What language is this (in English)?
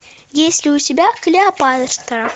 Russian